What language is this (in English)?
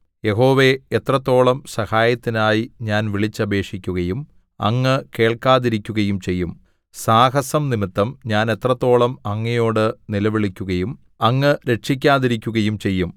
Malayalam